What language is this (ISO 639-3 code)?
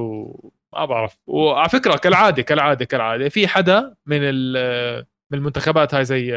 ara